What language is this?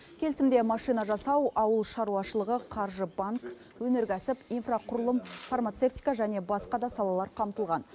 Kazakh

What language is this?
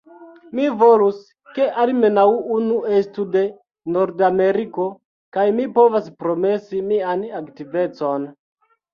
Esperanto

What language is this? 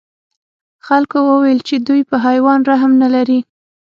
Pashto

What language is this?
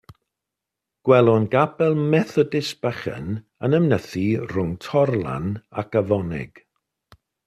Welsh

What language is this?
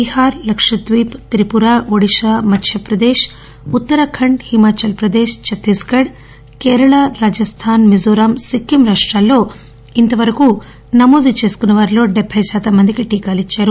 Telugu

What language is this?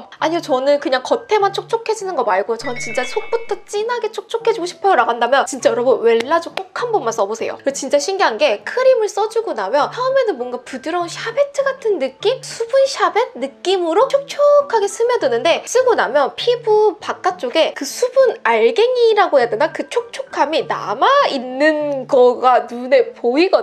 Korean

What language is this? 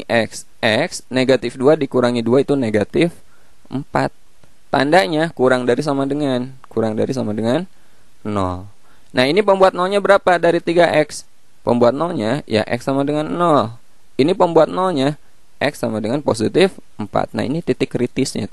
Indonesian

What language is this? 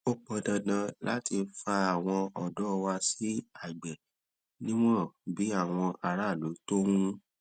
Yoruba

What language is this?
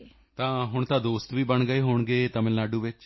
Punjabi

